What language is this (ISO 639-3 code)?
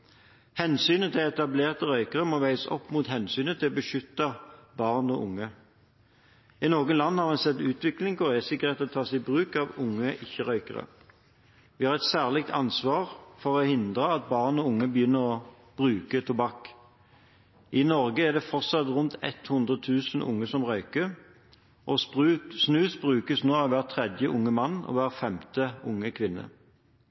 nob